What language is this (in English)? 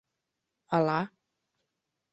Mari